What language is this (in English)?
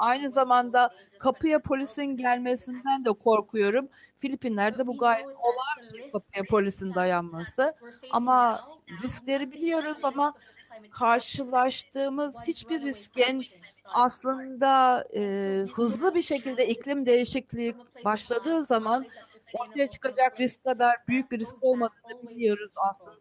Turkish